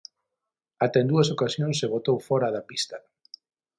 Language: Galician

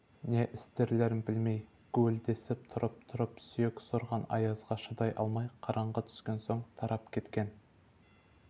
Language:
Kazakh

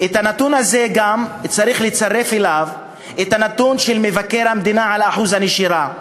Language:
Hebrew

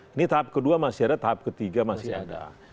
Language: Indonesian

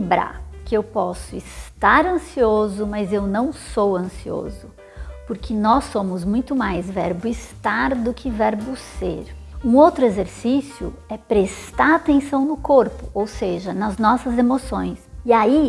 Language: Portuguese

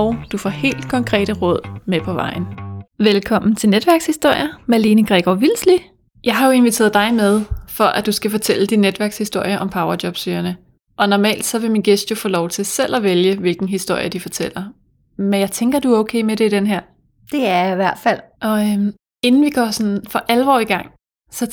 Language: Danish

